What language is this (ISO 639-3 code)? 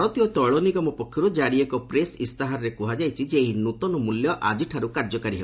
ori